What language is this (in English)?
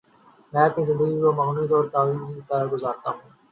Urdu